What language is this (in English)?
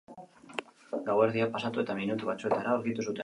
Basque